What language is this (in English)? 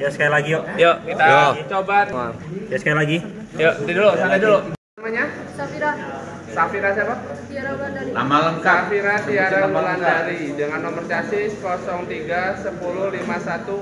Indonesian